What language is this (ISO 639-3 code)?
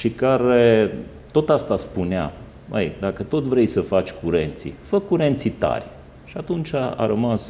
ron